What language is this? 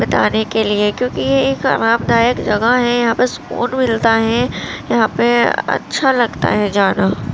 Urdu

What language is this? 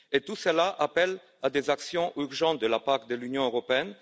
French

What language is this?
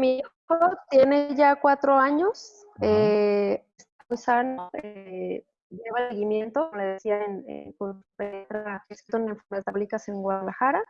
Spanish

